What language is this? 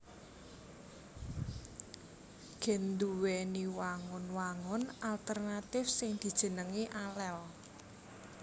Javanese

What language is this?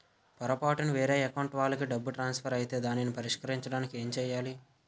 Telugu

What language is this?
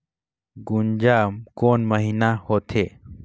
Chhattisgarhi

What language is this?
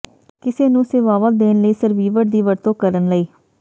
Punjabi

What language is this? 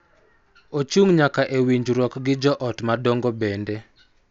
Luo (Kenya and Tanzania)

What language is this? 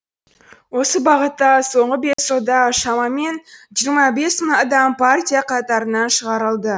Kazakh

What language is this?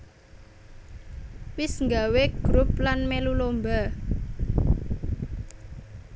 Javanese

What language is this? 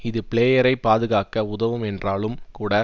Tamil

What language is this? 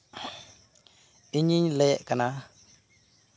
Santali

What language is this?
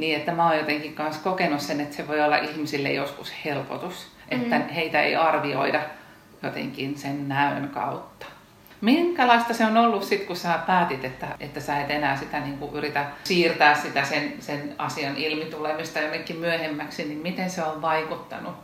Finnish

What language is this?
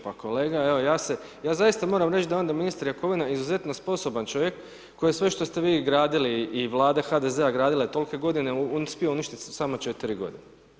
Croatian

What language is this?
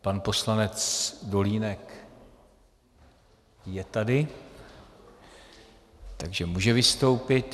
Czech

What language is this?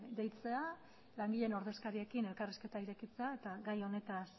Basque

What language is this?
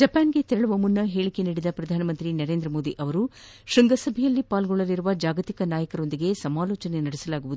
Kannada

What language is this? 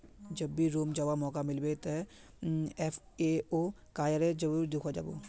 Magahi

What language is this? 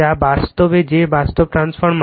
Bangla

